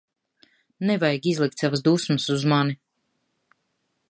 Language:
Latvian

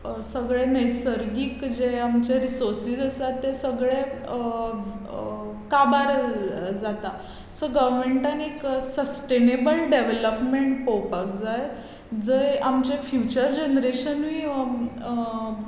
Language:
Konkani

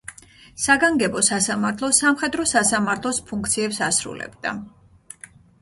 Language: Georgian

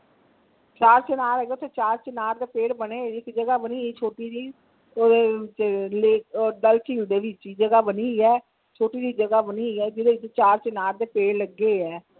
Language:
Punjabi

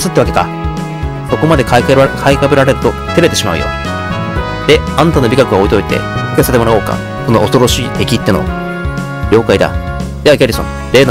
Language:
Japanese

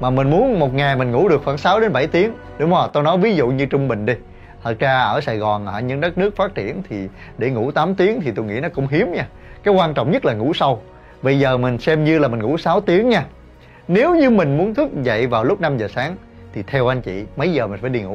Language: Vietnamese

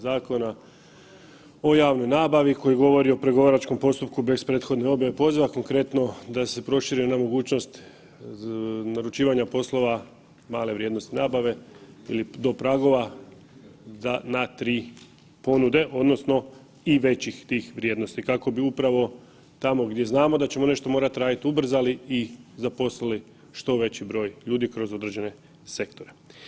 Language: Croatian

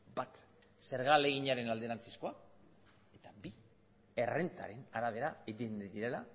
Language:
Basque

